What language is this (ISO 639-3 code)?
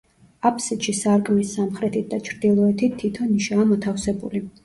kat